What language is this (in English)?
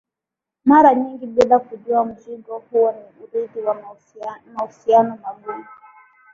Swahili